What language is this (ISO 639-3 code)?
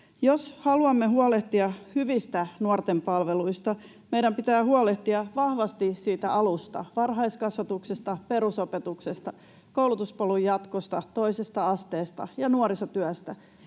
fin